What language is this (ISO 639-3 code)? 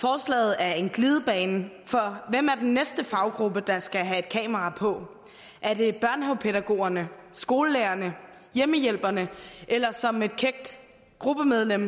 dan